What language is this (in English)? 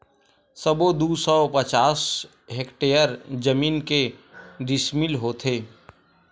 Chhattisgarhi